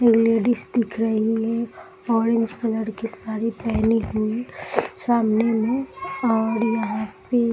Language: Hindi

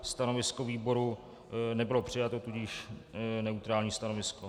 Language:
Czech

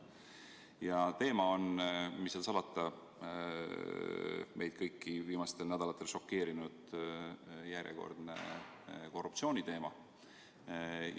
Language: Estonian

